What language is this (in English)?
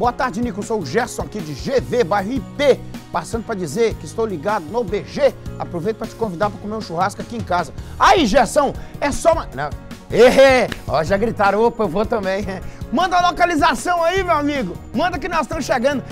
Portuguese